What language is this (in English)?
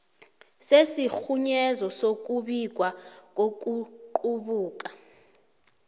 South Ndebele